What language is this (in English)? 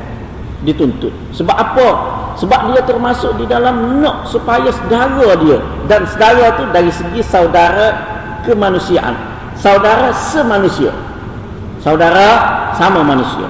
Malay